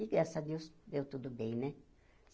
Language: Portuguese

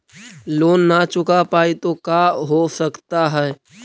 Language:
Magahi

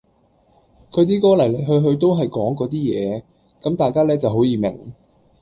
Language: Cantonese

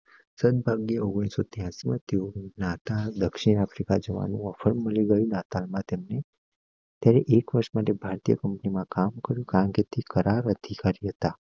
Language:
Gujarati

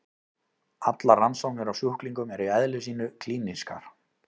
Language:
Icelandic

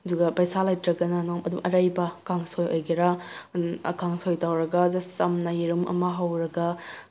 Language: Manipuri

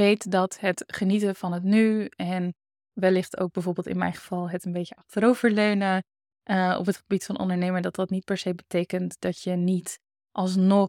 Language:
Dutch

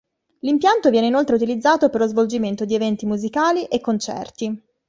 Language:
Italian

